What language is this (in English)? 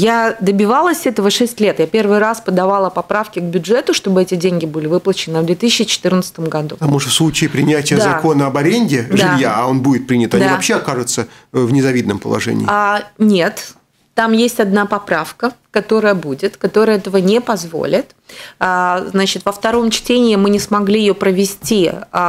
Russian